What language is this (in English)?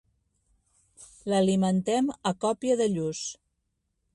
Catalan